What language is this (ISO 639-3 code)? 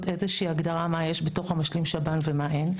heb